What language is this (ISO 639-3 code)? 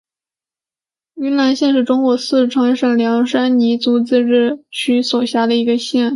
zho